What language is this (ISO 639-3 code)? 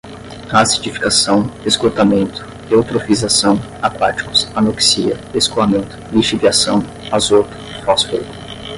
por